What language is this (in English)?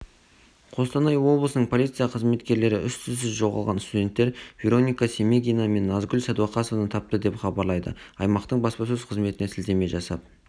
Kazakh